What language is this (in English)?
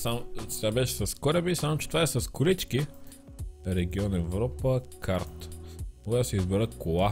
Bulgarian